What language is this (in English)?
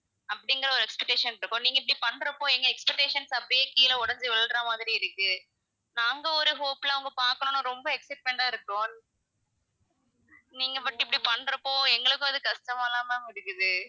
Tamil